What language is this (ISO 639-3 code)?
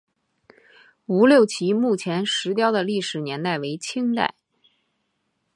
zho